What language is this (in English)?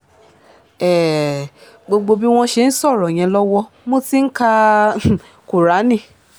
Yoruba